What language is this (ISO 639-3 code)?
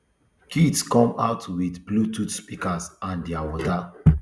pcm